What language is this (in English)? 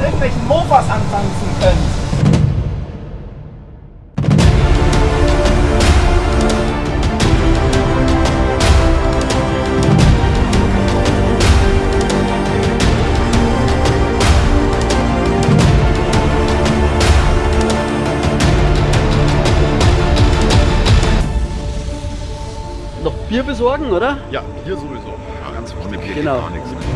German